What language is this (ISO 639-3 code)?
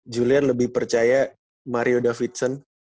ind